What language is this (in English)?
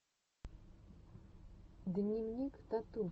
Russian